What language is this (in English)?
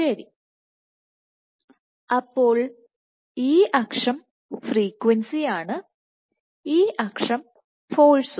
Malayalam